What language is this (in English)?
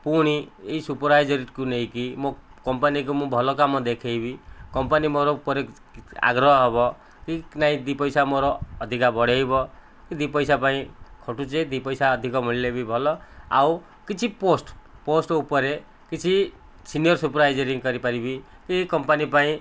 Odia